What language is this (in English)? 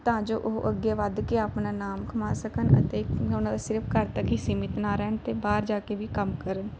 Punjabi